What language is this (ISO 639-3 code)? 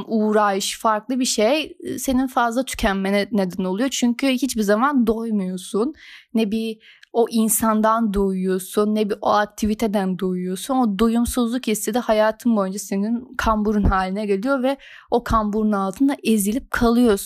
tur